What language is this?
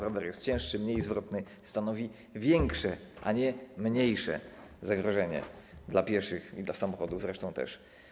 Polish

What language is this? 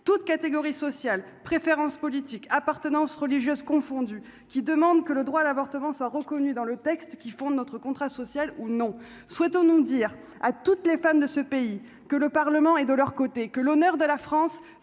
French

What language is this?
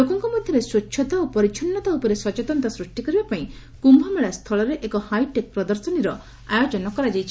Odia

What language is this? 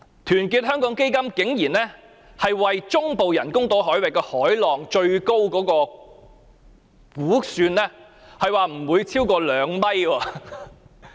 Cantonese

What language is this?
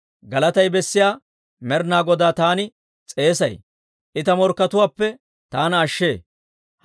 Dawro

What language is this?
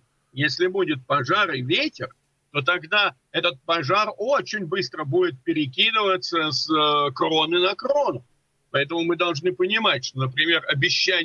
Russian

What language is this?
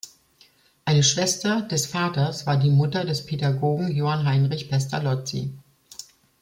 German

